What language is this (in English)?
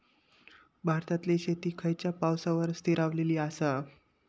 Marathi